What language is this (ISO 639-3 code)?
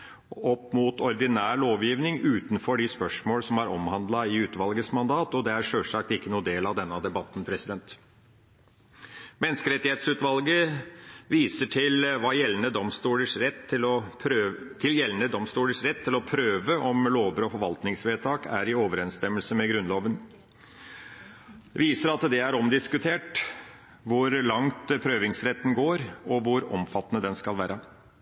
nob